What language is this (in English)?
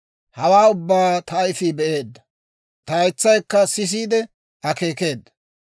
Dawro